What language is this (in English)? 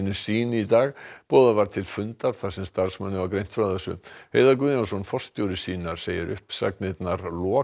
Icelandic